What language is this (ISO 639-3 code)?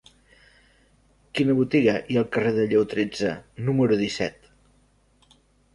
cat